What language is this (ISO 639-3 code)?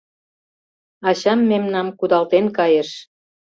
chm